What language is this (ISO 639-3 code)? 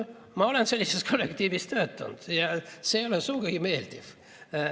est